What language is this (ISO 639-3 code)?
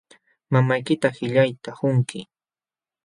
qxw